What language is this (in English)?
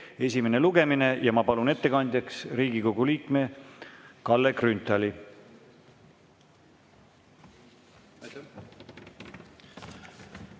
Estonian